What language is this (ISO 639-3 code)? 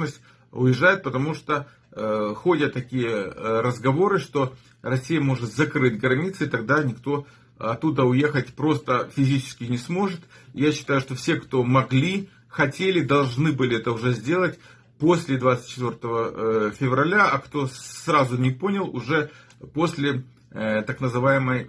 rus